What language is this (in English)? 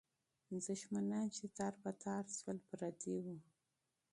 Pashto